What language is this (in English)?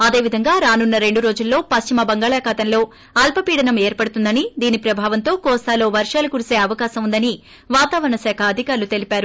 Telugu